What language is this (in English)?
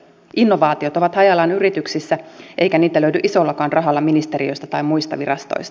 Finnish